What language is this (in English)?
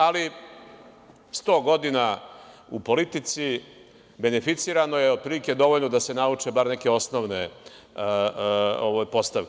Serbian